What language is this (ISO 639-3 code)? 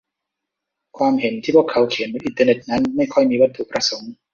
tha